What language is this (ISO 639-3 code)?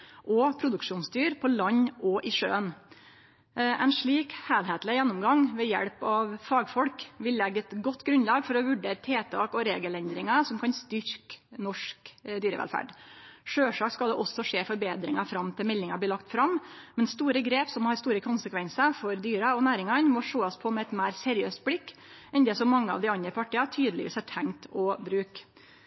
nno